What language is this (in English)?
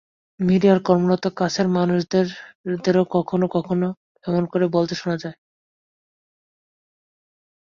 Bangla